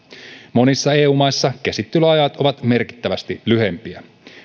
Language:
Finnish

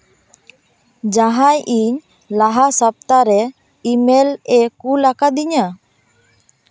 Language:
Santali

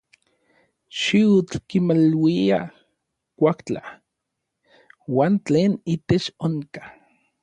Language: Orizaba Nahuatl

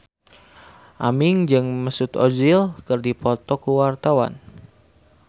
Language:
Sundanese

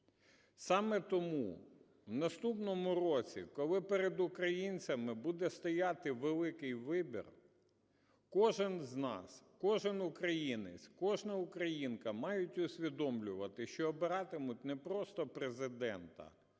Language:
Ukrainian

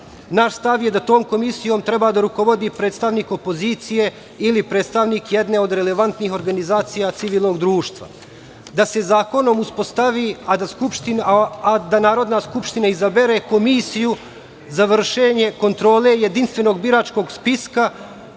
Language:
Serbian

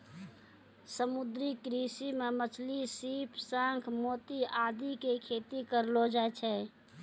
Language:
Maithili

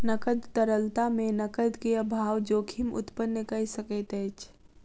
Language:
Maithili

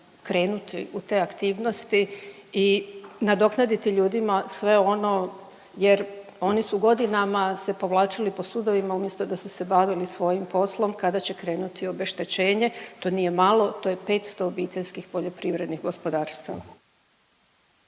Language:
Croatian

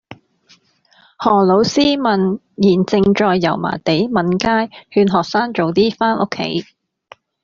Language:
Cantonese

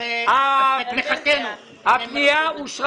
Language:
Hebrew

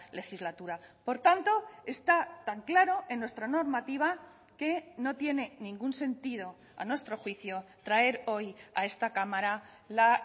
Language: Spanish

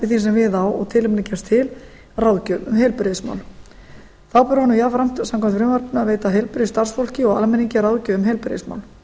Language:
Icelandic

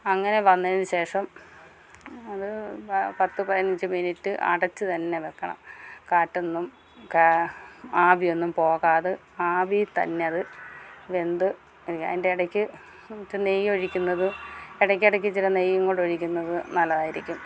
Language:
Malayalam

